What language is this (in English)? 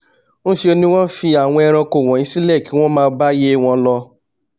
Yoruba